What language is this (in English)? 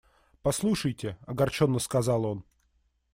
Russian